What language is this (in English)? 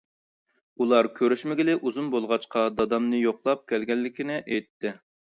Uyghur